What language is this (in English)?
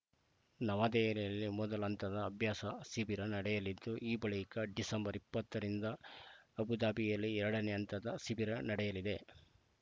Kannada